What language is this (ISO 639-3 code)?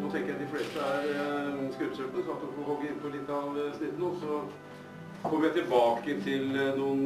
nor